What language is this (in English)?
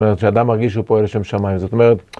Hebrew